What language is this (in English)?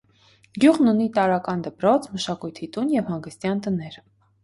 Armenian